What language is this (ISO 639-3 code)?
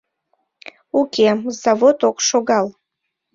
chm